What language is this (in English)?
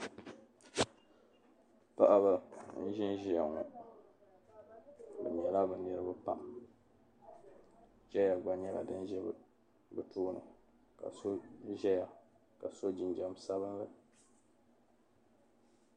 Dagbani